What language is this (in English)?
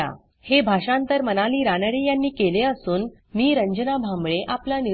Marathi